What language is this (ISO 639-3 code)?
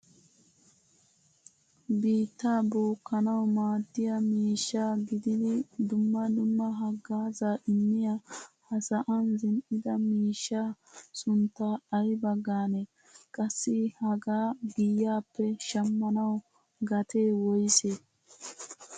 wal